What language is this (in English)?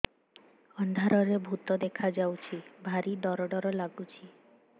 Odia